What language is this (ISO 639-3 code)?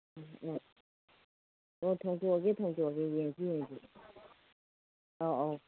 mni